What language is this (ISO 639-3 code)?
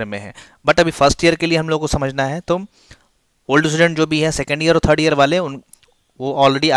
hin